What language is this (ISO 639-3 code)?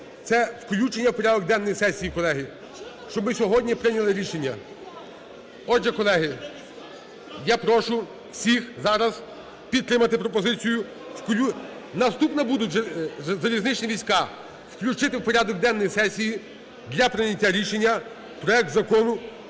ukr